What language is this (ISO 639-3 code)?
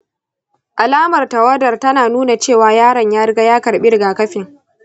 hau